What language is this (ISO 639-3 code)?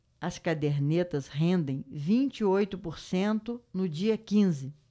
por